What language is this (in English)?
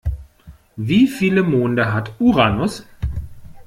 German